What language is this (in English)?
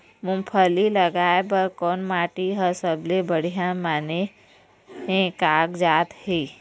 Chhattisgarhi